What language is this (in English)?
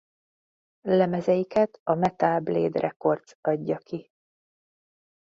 Hungarian